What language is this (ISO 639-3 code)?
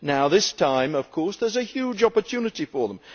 eng